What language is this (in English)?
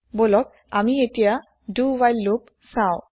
Assamese